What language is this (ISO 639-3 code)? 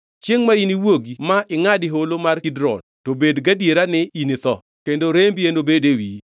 luo